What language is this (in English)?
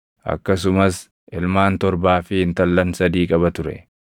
Oromo